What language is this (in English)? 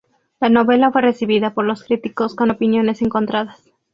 Spanish